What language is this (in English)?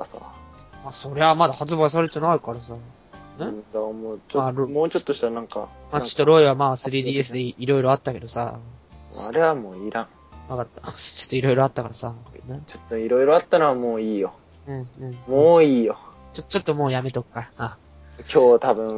Japanese